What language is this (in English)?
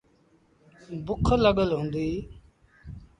Sindhi Bhil